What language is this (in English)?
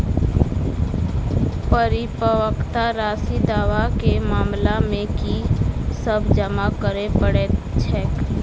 Maithili